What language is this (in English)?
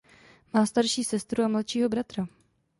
Czech